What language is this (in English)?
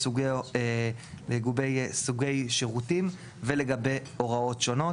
Hebrew